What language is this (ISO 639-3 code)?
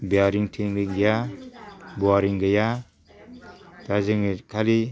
brx